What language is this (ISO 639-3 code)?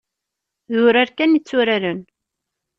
kab